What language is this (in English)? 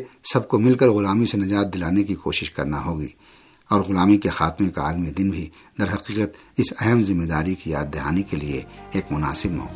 Urdu